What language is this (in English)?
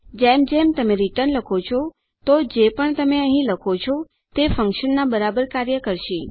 Gujarati